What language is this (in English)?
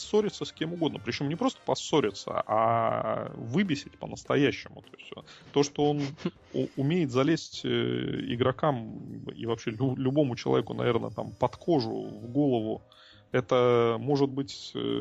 Russian